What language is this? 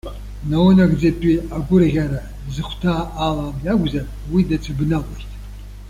Abkhazian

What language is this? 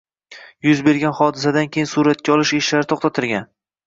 Uzbek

